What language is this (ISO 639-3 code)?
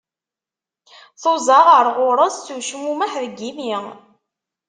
kab